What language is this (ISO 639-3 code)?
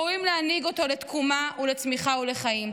heb